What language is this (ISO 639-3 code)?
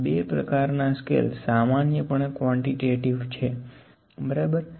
guj